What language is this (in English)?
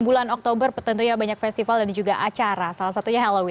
Indonesian